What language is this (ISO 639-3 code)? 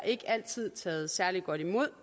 dan